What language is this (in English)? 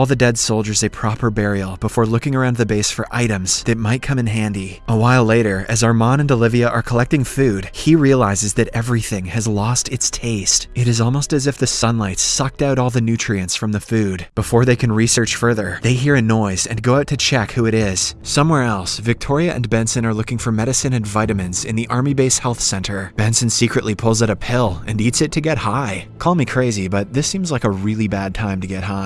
English